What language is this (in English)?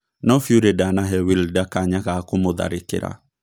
Kikuyu